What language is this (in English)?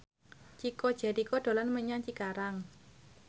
Javanese